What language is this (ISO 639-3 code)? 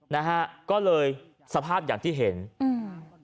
tha